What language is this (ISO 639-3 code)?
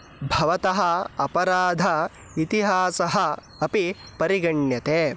san